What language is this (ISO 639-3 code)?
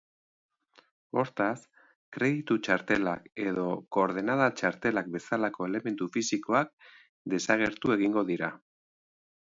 eus